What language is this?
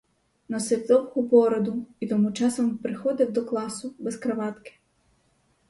Ukrainian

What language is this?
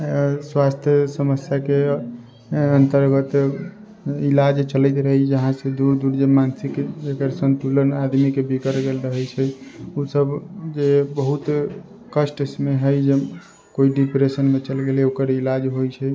Maithili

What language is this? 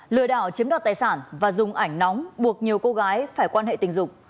Vietnamese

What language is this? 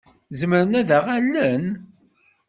Kabyle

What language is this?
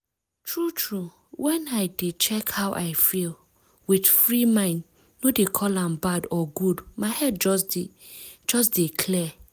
Nigerian Pidgin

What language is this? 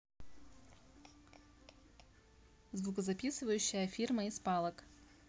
Russian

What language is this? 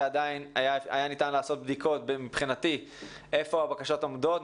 Hebrew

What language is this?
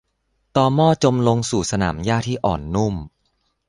Thai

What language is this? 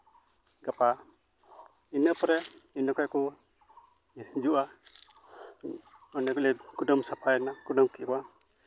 Santali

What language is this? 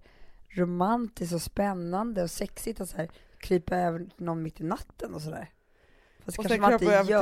Swedish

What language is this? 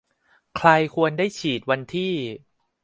Thai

